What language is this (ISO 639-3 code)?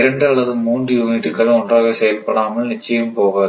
tam